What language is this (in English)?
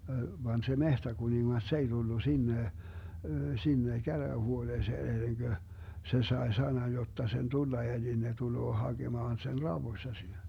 Finnish